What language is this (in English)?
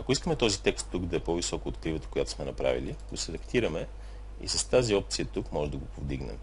Bulgarian